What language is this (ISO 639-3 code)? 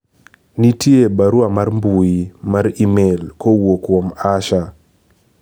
luo